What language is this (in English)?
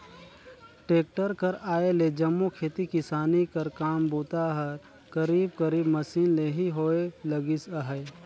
Chhattisgarhi